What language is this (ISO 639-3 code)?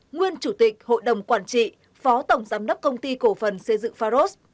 vie